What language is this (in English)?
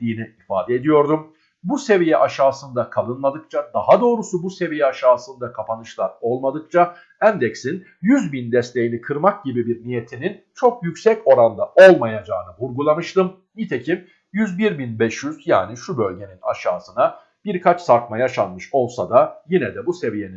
Turkish